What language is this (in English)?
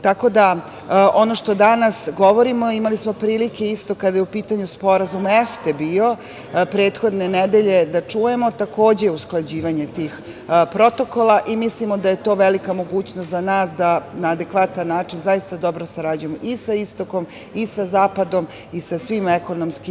Serbian